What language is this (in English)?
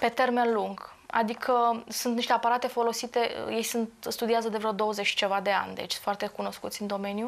Romanian